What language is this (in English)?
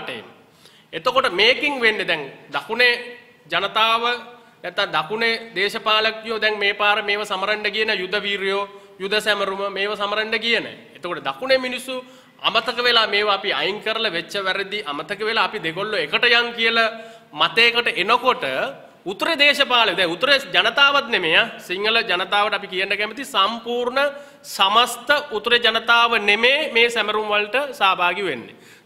Indonesian